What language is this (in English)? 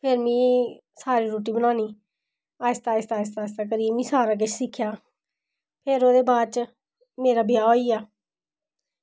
Dogri